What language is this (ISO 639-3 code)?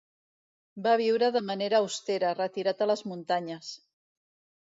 cat